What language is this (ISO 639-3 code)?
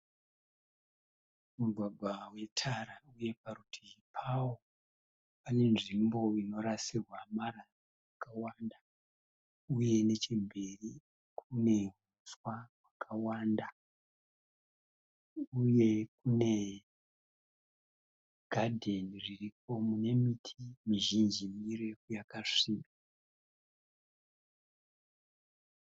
sna